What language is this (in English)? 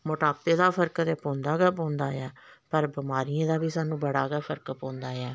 Dogri